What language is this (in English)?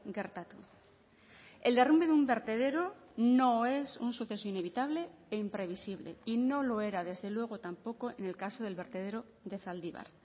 Spanish